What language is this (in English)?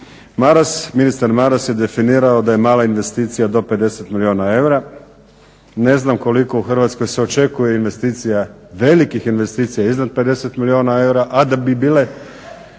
Croatian